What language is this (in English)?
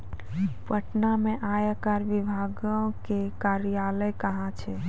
Maithili